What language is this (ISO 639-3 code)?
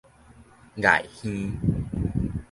nan